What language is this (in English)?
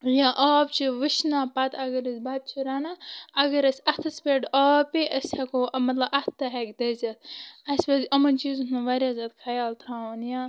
Kashmiri